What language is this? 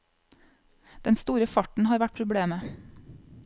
Norwegian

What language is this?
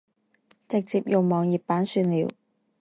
Chinese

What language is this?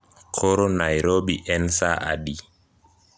Luo (Kenya and Tanzania)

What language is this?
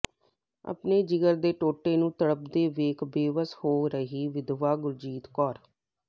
Punjabi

